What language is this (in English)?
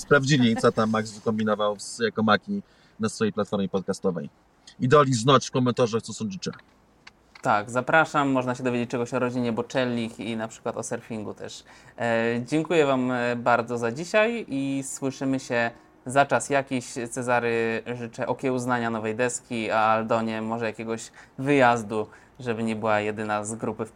Polish